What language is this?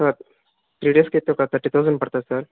Telugu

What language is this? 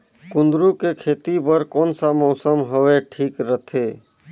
Chhattisgarhi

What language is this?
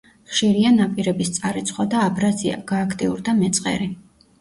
Georgian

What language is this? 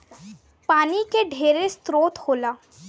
Bhojpuri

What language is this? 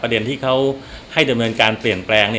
Thai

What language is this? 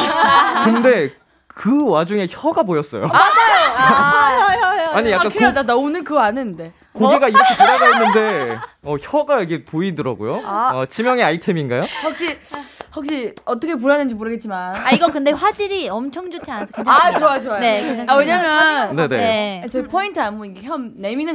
Korean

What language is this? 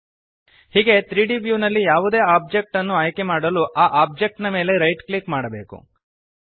Kannada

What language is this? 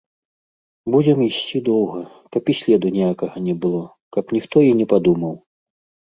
Belarusian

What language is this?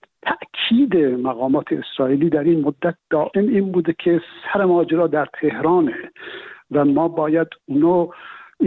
Persian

